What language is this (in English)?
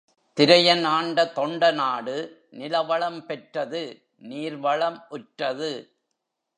Tamil